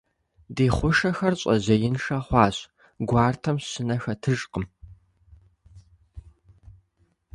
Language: Kabardian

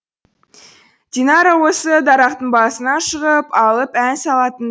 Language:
Kazakh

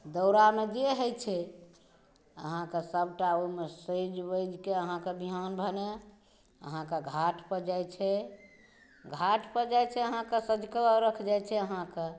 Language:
Maithili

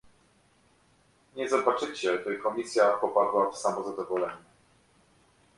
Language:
Polish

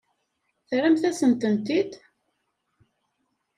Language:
Kabyle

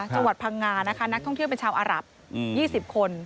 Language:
Thai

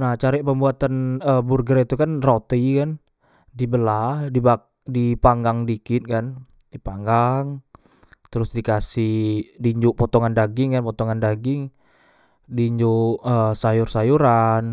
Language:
Musi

